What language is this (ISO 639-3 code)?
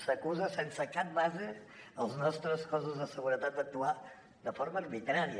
cat